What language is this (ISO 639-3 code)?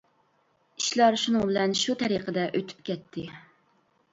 uig